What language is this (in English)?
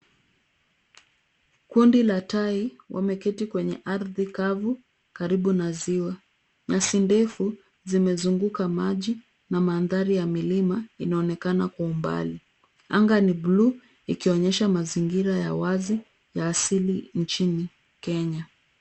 Swahili